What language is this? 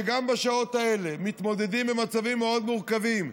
Hebrew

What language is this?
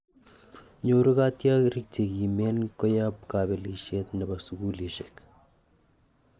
Kalenjin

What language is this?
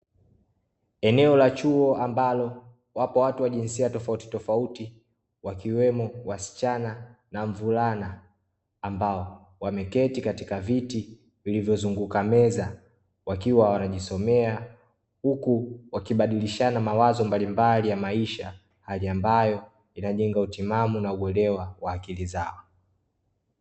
Swahili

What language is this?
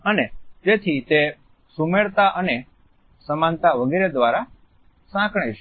Gujarati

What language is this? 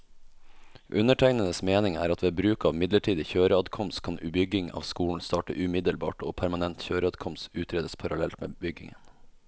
Norwegian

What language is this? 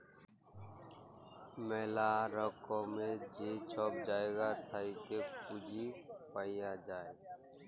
Bangla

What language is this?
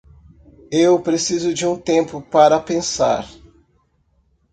Portuguese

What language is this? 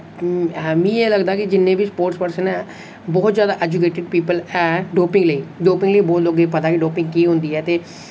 Dogri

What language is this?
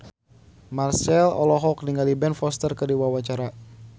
Sundanese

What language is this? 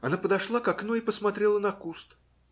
Russian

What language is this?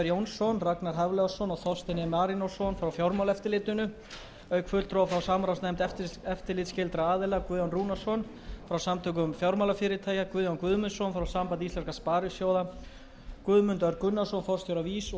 Icelandic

